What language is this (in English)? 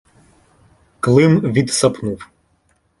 Ukrainian